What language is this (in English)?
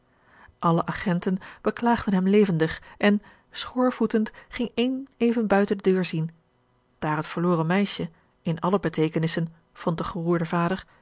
Dutch